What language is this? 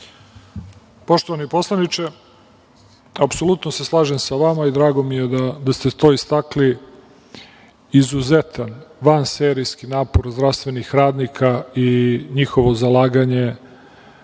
Serbian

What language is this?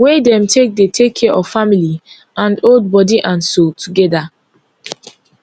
Nigerian Pidgin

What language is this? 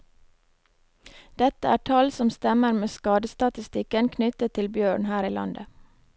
Norwegian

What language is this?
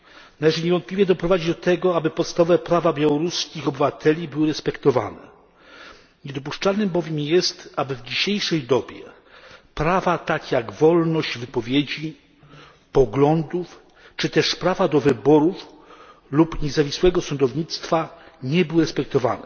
Polish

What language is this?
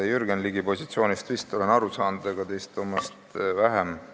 Estonian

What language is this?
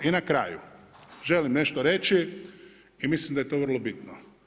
Croatian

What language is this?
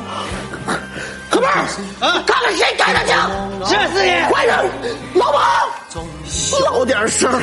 Chinese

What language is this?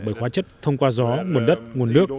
Vietnamese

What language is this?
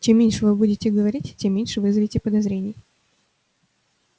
Russian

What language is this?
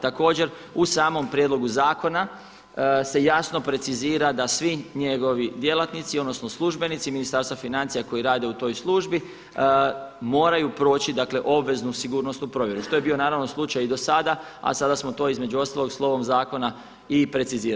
Croatian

